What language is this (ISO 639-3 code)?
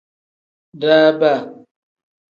kdh